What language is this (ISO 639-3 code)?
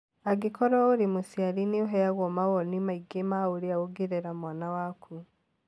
kik